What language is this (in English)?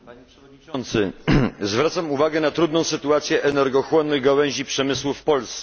Polish